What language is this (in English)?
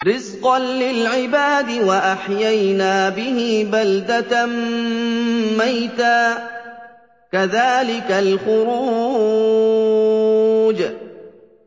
Arabic